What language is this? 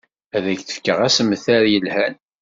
Kabyle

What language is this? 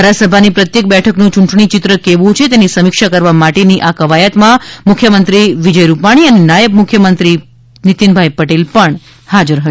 Gujarati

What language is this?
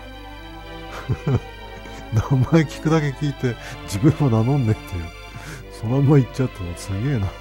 Japanese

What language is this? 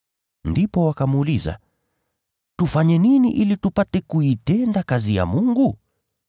Swahili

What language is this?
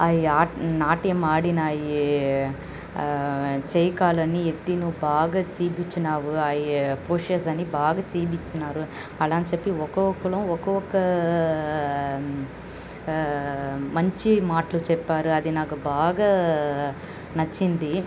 Telugu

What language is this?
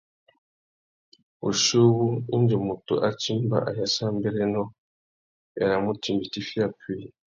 Tuki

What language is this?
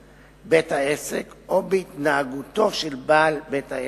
Hebrew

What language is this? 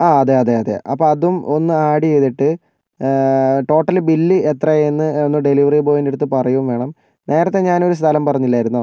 Malayalam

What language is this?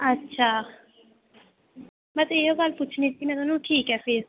Dogri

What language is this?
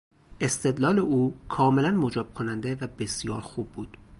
Persian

